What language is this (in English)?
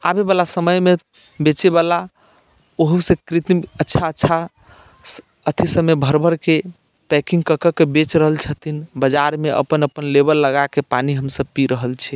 Maithili